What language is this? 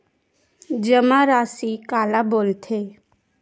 Chhattisgarhi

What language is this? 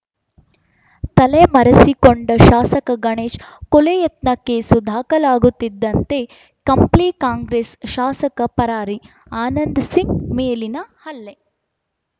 Kannada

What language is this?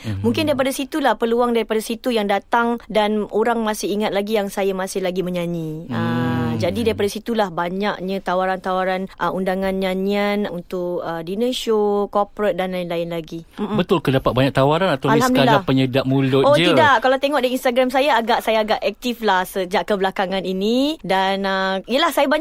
Malay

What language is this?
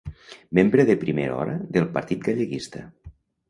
Catalan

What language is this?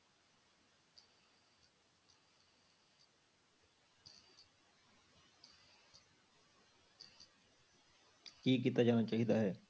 Punjabi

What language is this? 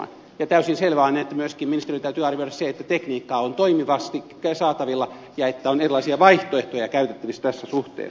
Finnish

